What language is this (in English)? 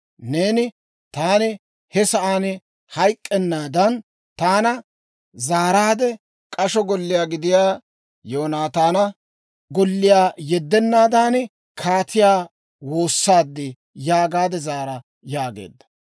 Dawro